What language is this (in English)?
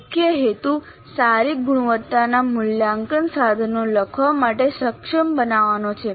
Gujarati